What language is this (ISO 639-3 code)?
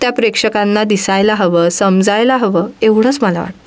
mar